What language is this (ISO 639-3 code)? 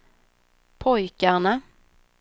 swe